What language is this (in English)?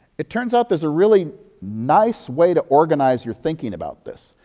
English